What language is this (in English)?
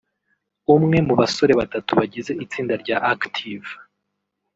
Kinyarwanda